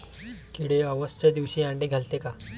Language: Marathi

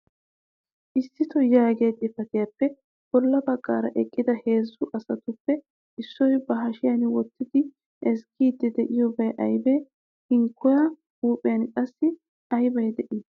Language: Wolaytta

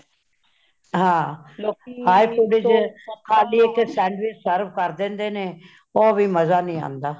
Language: Punjabi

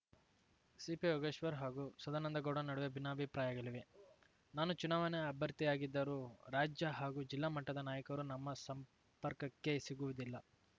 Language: Kannada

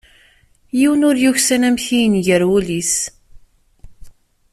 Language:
Kabyle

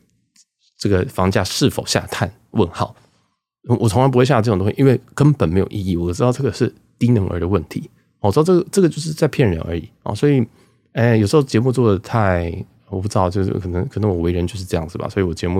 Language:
Chinese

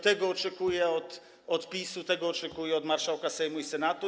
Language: Polish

